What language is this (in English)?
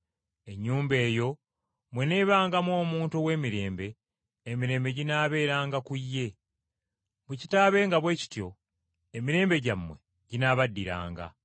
Ganda